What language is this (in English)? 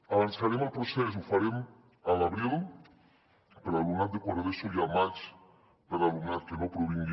Catalan